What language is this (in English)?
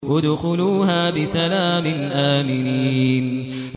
Arabic